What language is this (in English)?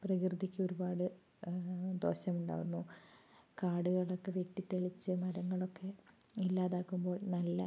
Malayalam